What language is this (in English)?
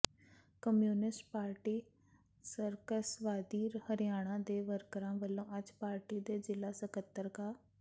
Punjabi